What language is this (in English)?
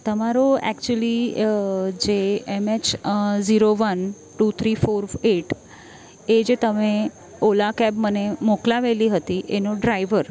Gujarati